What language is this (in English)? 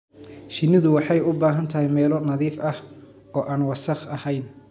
Somali